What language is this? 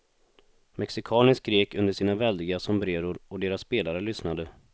Swedish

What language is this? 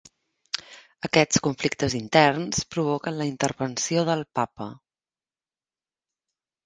Catalan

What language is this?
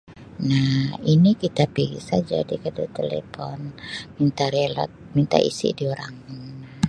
Sabah Malay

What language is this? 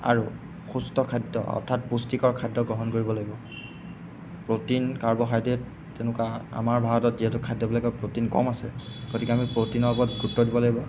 Assamese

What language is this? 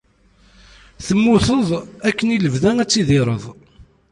Kabyle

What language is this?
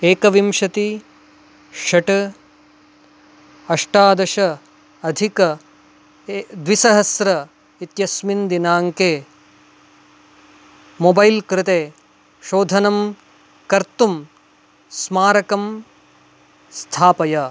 Sanskrit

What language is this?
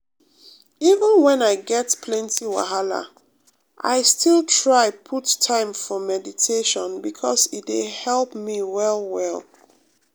Nigerian Pidgin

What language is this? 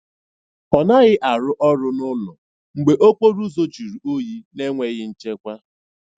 Igbo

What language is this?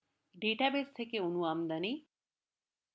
Bangla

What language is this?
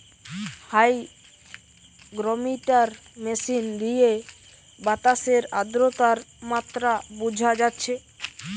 Bangla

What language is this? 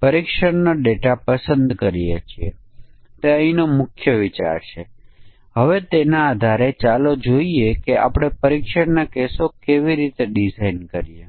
Gujarati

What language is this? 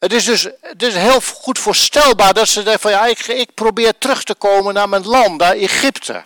Dutch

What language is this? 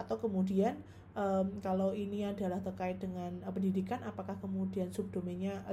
Indonesian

